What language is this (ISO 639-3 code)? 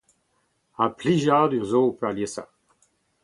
bre